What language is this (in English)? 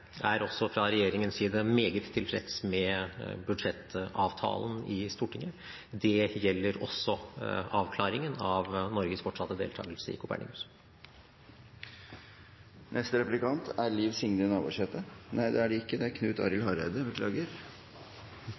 Norwegian